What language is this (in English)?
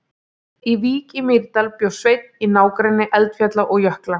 Icelandic